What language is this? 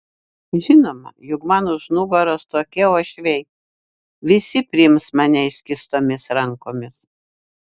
Lithuanian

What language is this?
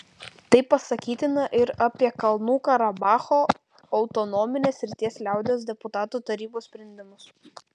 Lithuanian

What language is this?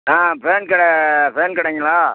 Tamil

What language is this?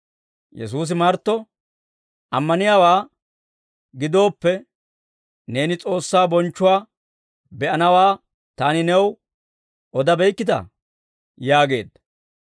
Dawro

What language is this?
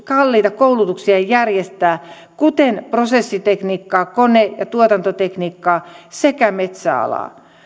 Finnish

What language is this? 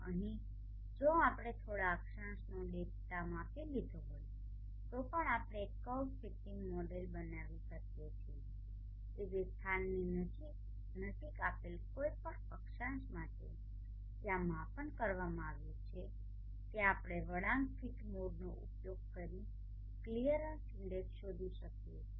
Gujarati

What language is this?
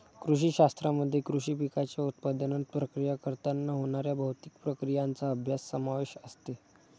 Marathi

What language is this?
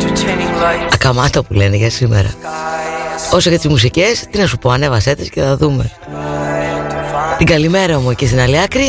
Greek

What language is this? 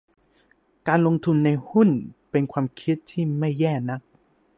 Thai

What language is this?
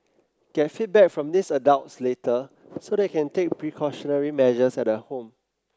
English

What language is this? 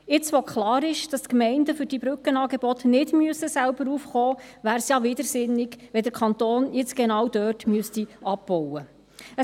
Swiss German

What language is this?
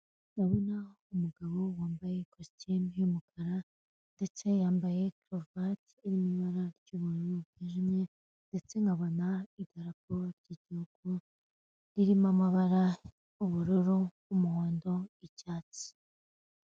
Kinyarwanda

